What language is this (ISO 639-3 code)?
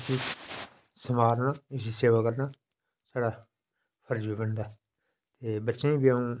doi